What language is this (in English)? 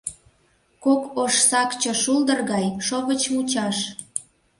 Mari